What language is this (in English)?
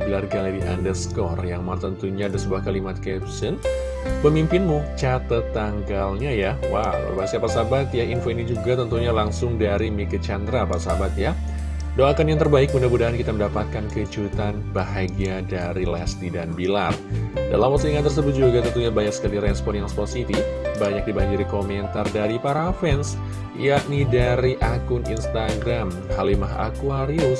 Indonesian